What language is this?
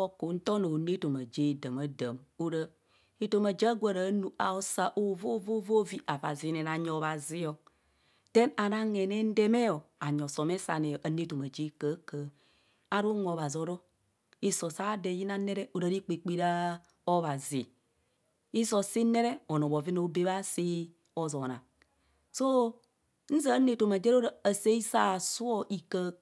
Kohumono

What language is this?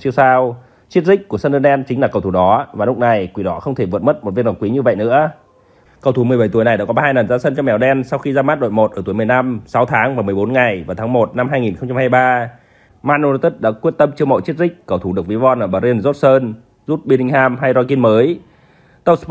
Vietnamese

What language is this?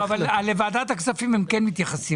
Hebrew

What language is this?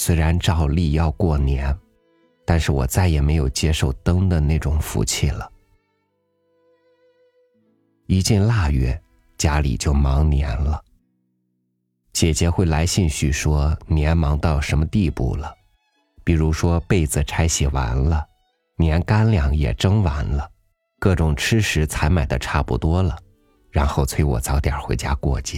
Chinese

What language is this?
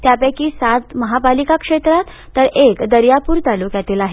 Marathi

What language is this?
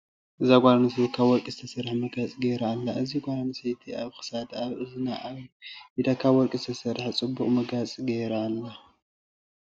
Tigrinya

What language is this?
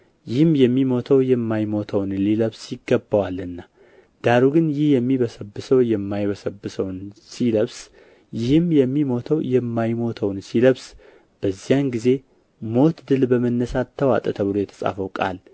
Amharic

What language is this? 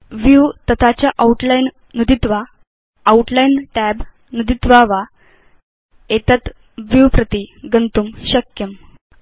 Sanskrit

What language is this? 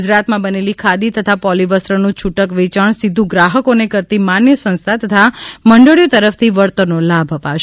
Gujarati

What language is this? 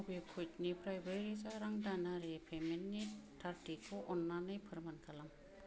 Bodo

